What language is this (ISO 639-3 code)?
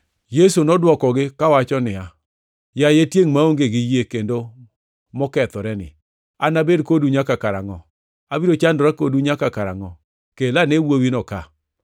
luo